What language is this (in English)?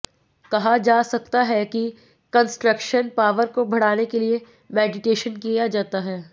Hindi